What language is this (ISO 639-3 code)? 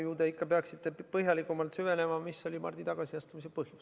est